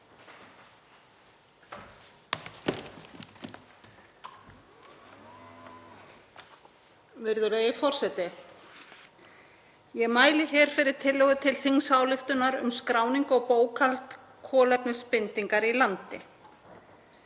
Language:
Icelandic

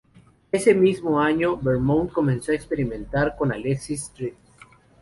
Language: Spanish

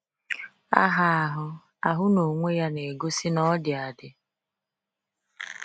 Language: Igbo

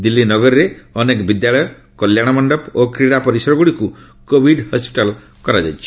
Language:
Odia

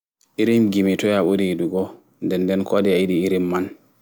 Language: Fula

